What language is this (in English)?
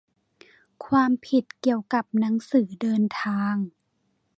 Thai